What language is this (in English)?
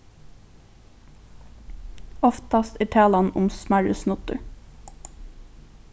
Faroese